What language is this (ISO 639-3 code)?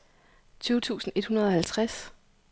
dan